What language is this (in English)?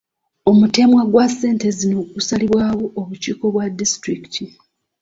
Ganda